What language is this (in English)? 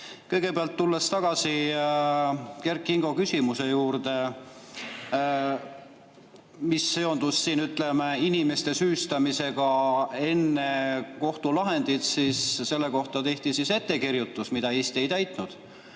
Estonian